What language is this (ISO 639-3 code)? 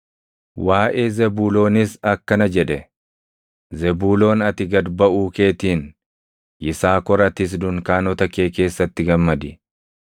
orm